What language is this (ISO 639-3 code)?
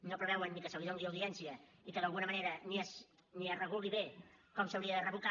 cat